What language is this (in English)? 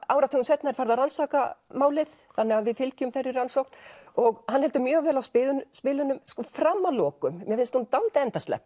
Icelandic